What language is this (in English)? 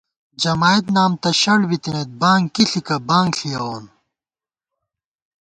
Gawar-Bati